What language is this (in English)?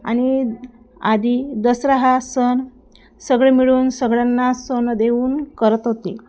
Marathi